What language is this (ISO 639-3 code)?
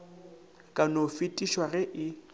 nso